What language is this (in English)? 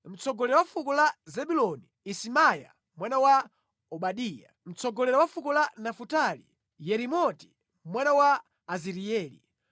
Nyanja